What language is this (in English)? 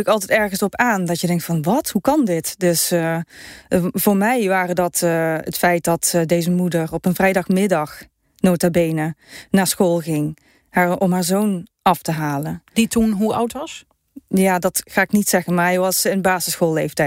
Dutch